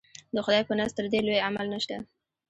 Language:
Pashto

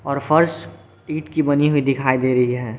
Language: Hindi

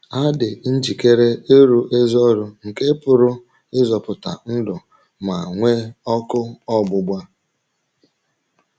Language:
Igbo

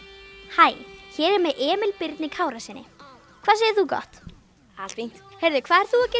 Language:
Icelandic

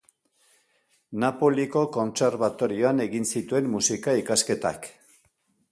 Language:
Basque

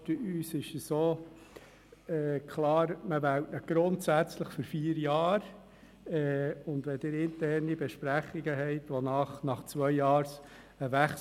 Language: Swiss German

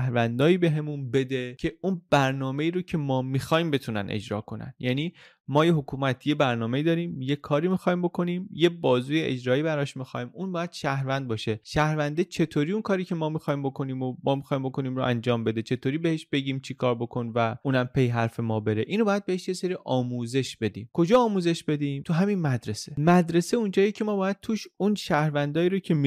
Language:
Persian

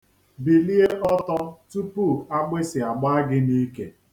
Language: Igbo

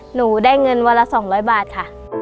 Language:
Thai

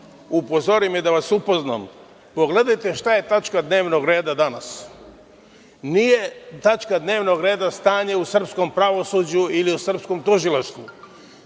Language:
Serbian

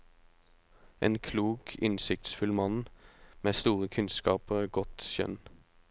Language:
Norwegian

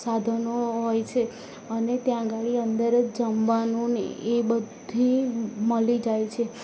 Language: Gujarati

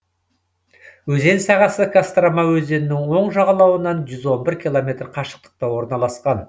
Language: Kazakh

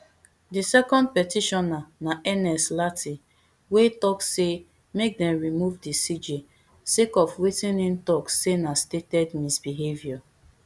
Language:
Nigerian Pidgin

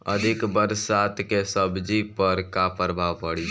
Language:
Bhojpuri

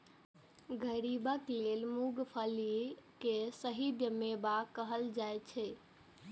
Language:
Maithili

